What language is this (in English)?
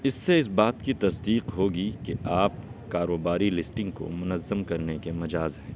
Urdu